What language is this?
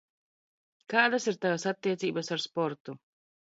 Latvian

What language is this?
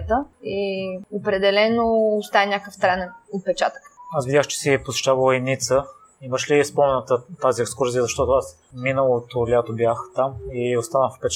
Bulgarian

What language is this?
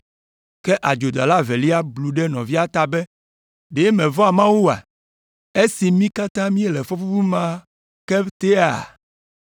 Ewe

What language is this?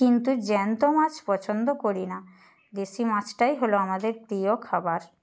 Bangla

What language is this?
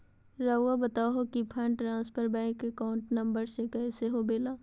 Magahi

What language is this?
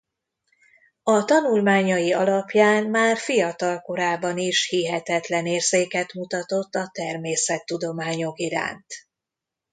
Hungarian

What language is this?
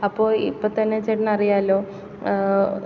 Malayalam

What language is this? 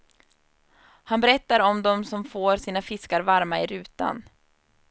Swedish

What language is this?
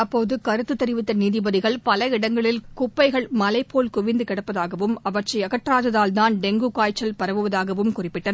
Tamil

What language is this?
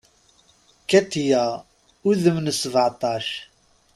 Kabyle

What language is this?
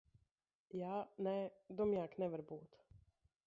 Latvian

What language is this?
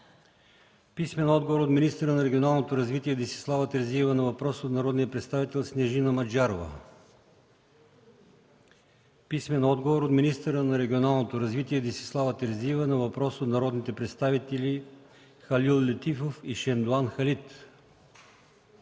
Bulgarian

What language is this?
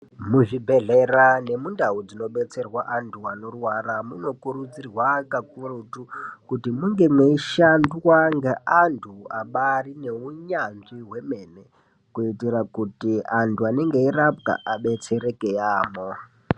Ndau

